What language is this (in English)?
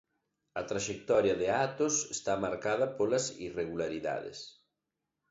Galician